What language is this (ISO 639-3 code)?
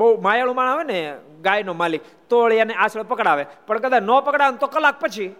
guj